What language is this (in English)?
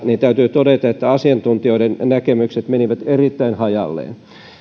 Finnish